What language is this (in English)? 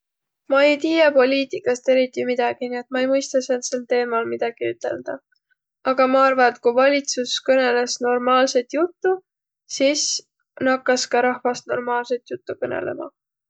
Võro